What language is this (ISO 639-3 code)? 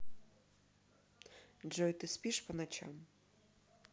rus